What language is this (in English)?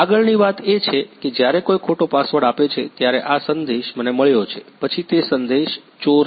Gujarati